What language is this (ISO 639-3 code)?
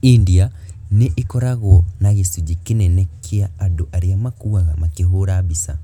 kik